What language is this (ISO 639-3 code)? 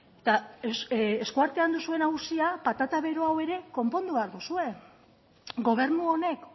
eus